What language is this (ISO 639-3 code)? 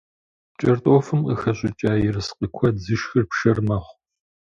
kbd